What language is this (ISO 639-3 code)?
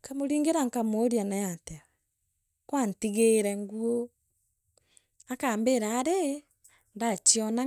mer